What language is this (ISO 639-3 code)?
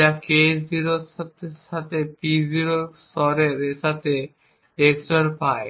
ben